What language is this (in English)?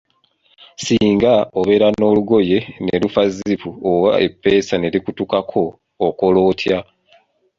Ganda